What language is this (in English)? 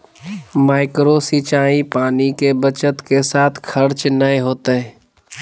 Magahi